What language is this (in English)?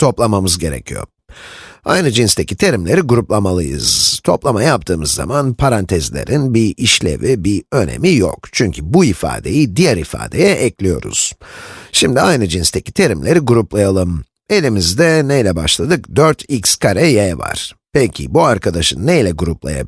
Turkish